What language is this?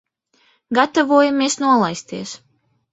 Latvian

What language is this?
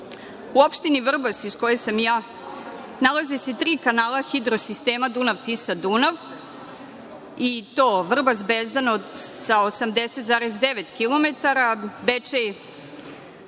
Serbian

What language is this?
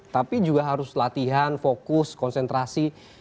Indonesian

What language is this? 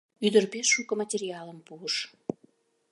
Mari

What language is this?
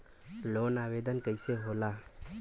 Bhojpuri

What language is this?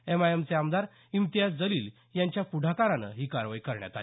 Marathi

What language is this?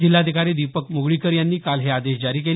Marathi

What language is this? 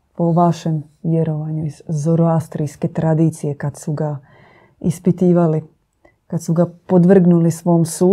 Croatian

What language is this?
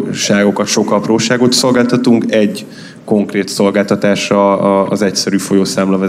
Hungarian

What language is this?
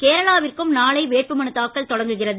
Tamil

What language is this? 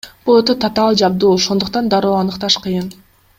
Kyrgyz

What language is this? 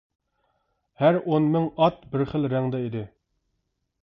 Uyghur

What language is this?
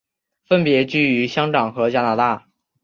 Chinese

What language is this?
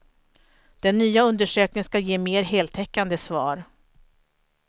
Swedish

